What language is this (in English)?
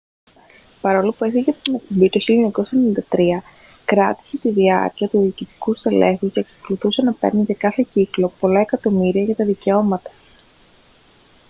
Greek